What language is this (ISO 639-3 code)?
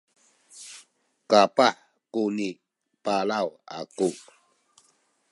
szy